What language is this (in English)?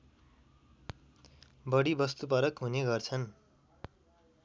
Nepali